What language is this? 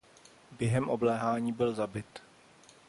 Czech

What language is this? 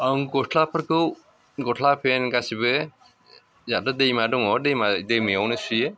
Bodo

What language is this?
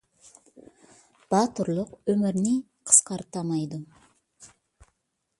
Uyghur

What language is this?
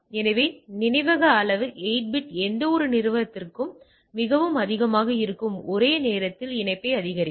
Tamil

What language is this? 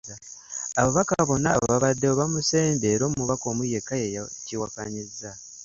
Ganda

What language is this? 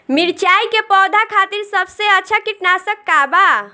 Bhojpuri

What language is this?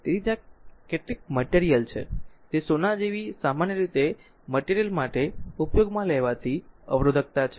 Gujarati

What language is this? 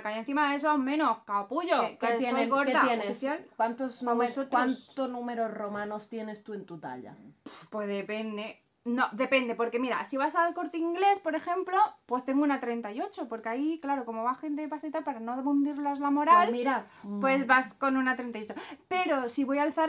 Spanish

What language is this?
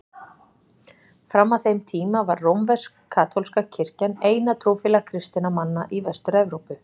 Icelandic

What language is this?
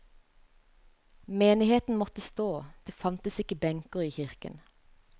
Norwegian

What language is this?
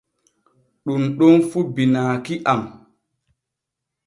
Borgu Fulfulde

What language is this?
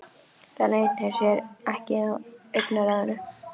Icelandic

